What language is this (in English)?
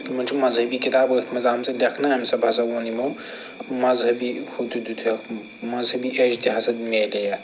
Kashmiri